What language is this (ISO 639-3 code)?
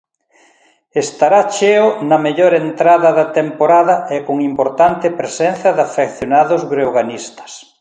glg